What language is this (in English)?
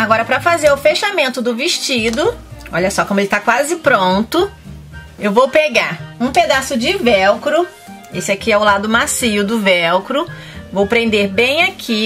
Portuguese